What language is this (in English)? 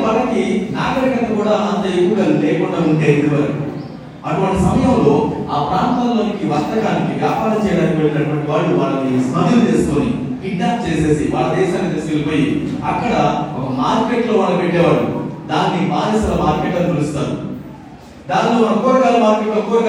Telugu